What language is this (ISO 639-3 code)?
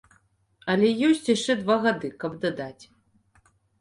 bel